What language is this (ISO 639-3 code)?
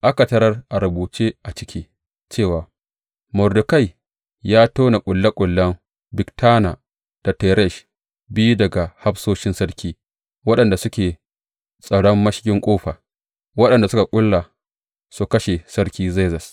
hau